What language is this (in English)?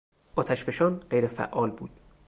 Persian